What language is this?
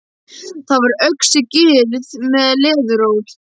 Icelandic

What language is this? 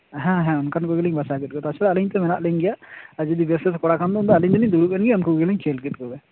Santali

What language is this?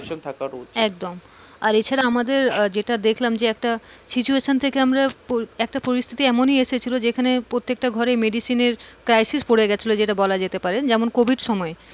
Bangla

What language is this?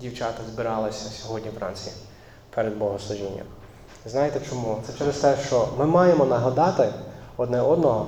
Ukrainian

